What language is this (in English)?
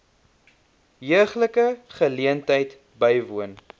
Afrikaans